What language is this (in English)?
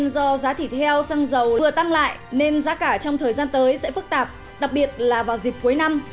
Vietnamese